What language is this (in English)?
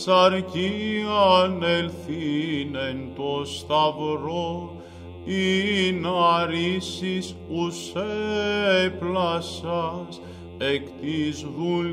Greek